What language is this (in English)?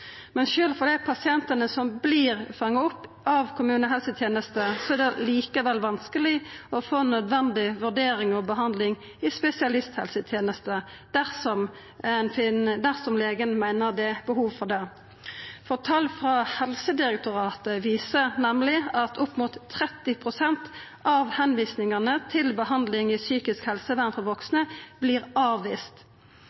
Norwegian Nynorsk